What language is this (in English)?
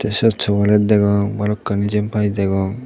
Chakma